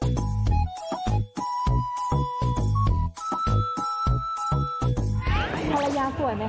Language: Thai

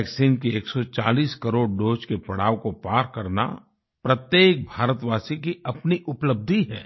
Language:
Hindi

